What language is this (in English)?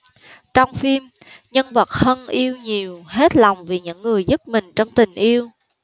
Vietnamese